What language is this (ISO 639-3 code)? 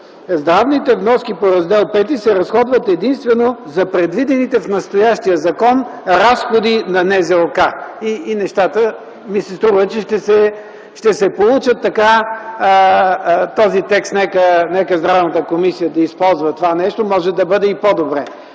bul